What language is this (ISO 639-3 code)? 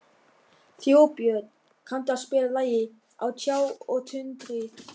isl